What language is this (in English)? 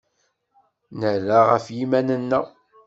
Kabyle